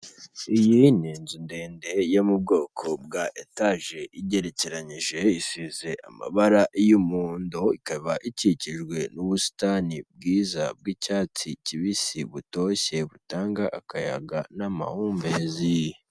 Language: Kinyarwanda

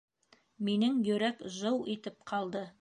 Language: Bashkir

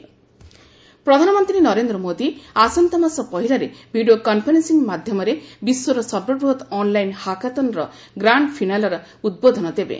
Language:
Odia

